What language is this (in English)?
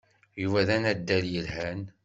Kabyle